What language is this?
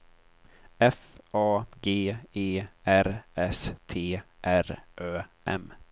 Swedish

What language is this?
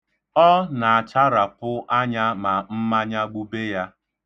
Igbo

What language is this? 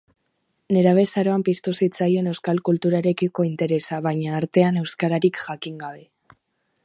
Basque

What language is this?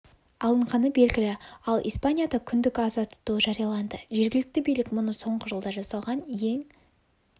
Kazakh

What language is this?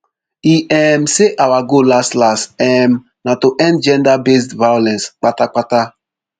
Nigerian Pidgin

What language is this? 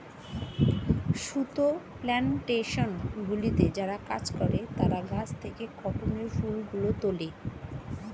Bangla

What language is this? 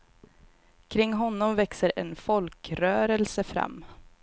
Swedish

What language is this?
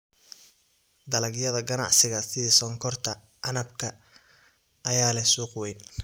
Somali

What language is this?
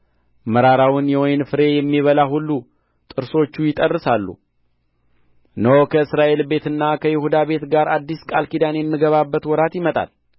Amharic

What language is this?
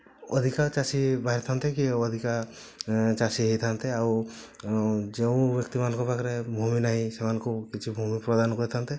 Odia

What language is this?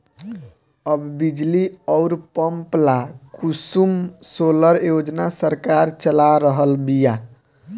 Bhojpuri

